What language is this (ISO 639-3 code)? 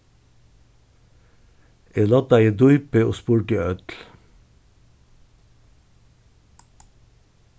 fao